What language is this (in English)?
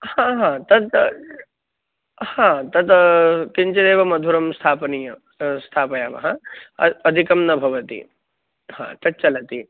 Sanskrit